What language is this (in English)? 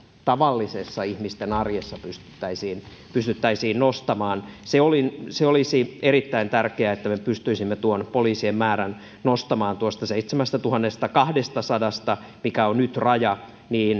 Finnish